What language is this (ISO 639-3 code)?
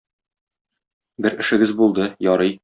tat